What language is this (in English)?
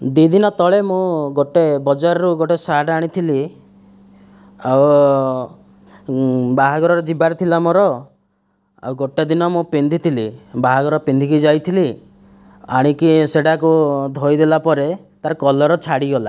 Odia